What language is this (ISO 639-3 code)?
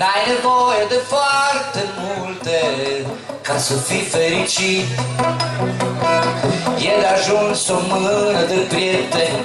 ron